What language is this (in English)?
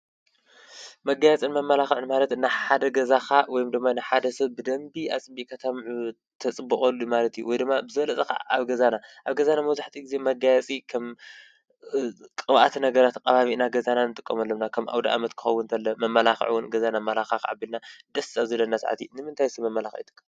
Tigrinya